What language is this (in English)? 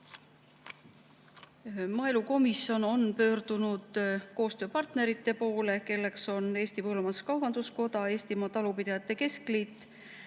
Estonian